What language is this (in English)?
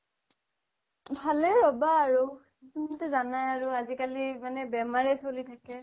Assamese